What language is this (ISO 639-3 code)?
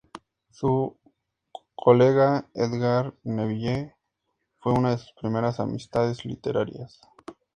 spa